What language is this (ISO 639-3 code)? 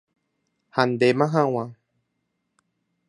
grn